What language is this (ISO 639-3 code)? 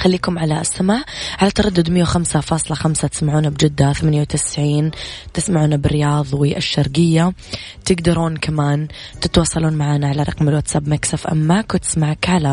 ara